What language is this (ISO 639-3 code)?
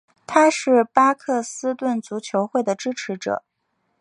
zho